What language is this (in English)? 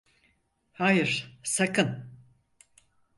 Turkish